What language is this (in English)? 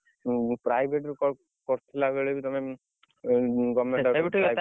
Odia